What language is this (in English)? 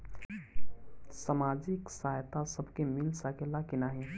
Bhojpuri